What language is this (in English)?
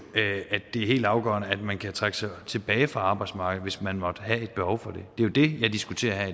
Danish